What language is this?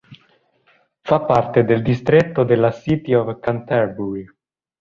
Italian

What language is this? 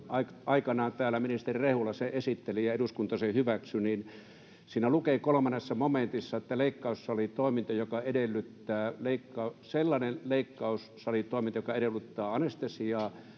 Finnish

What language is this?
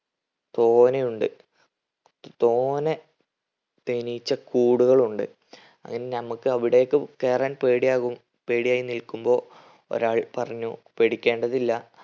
Malayalam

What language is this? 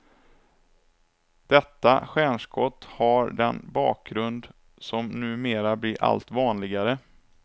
Swedish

